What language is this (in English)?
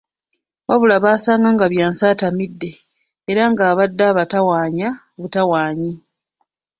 Ganda